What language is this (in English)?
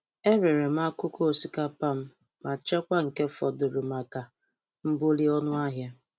Igbo